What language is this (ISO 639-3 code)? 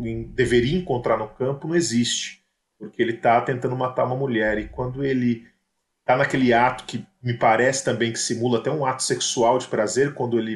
por